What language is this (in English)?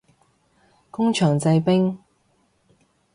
Cantonese